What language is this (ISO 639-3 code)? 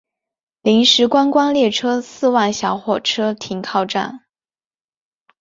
zho